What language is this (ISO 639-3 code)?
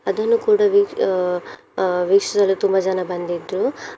kan